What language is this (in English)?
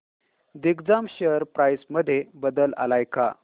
Marathi